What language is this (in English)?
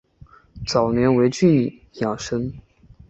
Chinese